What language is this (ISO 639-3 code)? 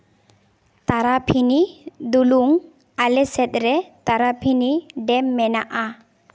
sat